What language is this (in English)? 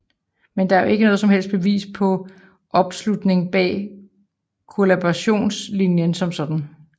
Danish